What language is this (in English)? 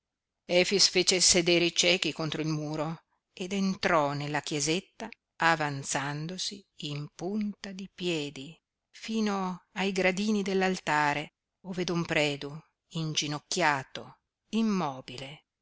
Italian